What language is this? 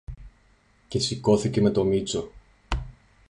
Greek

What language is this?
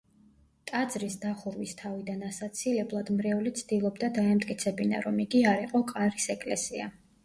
Georgian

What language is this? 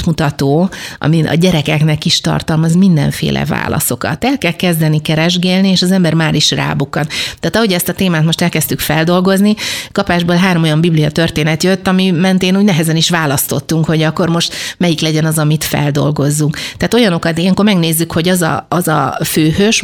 Hungarian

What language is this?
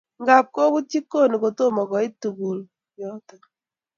Kalenjin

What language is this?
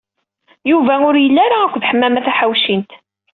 Kabyle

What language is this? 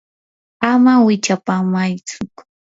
Yanahuanca Pasco Quechua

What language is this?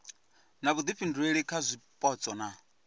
Venda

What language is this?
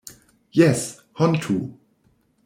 Esperanto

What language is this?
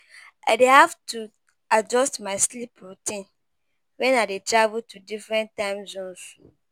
Nigerian Pidgin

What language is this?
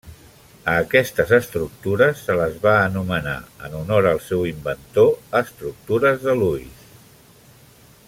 Catalan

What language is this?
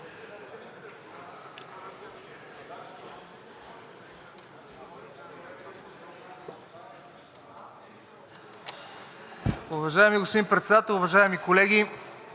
Bulgarian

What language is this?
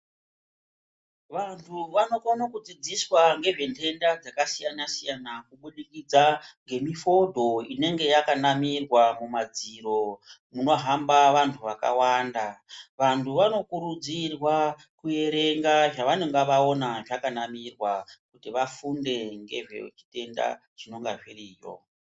Ndau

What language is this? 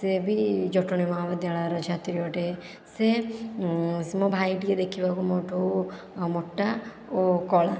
Odia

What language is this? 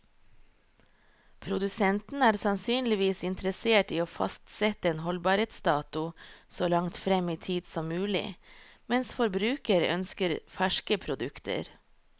Norwegian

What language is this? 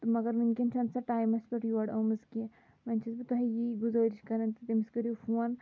Kashmiri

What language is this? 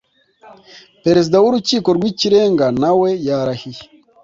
Kinyarwanda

